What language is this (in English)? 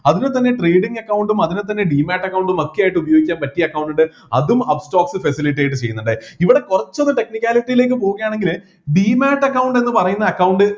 Malayalam